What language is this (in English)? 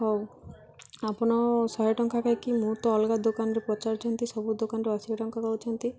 Odia